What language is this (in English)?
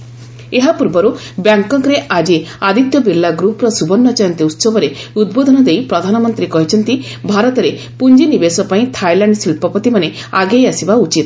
Odia